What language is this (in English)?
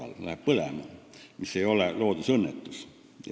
Estonian